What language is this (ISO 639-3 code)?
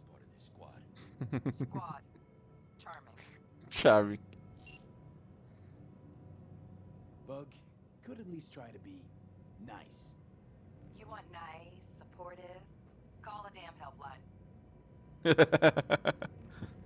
tur